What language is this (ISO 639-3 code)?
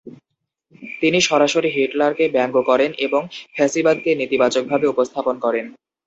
ben